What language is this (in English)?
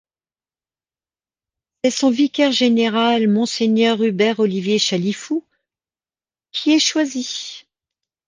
French